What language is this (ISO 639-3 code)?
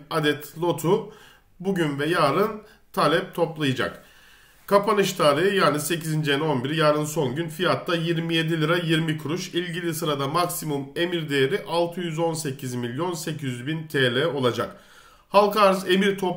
tur